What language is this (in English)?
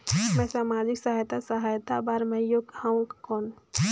Chhattisgarhi